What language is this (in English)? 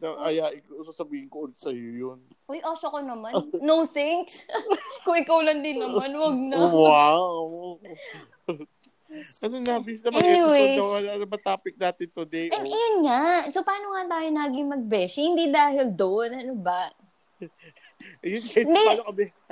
Filipino